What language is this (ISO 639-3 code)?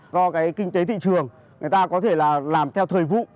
vie